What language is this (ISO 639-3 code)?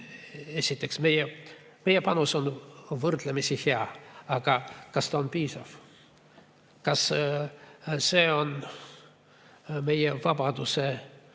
est